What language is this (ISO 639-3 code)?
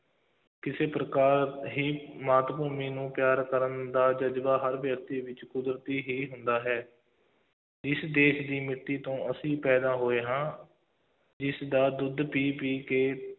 pan